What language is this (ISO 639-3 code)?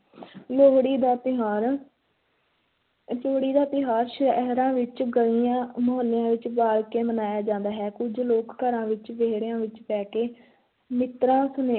pan